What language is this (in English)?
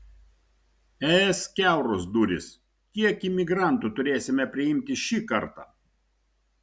Lithuanian